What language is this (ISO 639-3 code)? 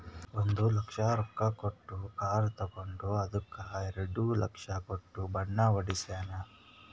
kan